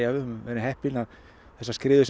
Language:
Icelandic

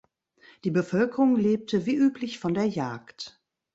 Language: German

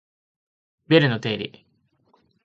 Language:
Japanese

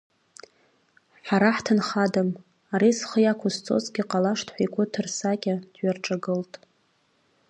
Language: Abkhazian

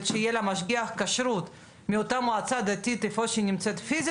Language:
Hebrew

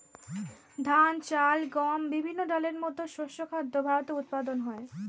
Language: Bangla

